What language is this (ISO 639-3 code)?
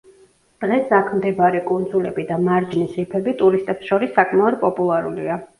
kat